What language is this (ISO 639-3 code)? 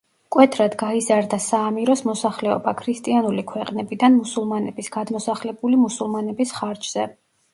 kat